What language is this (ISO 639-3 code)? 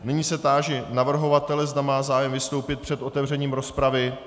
ces